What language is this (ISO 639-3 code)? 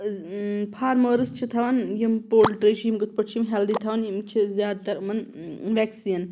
kas